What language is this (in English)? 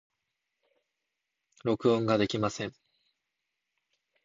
Japanese